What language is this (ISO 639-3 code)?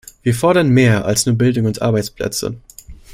deu